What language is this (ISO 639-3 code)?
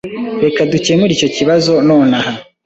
kin